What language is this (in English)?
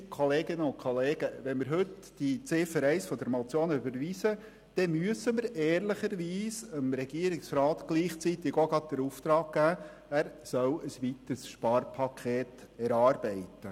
Swiss German